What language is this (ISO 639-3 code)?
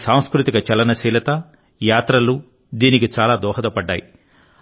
tel